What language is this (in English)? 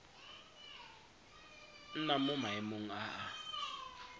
Tswana